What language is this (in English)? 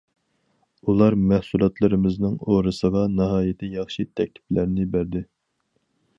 Uyghur